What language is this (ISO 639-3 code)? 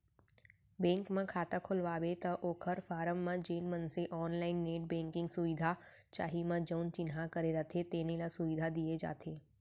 hne